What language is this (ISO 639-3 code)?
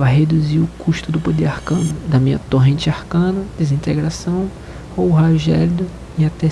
por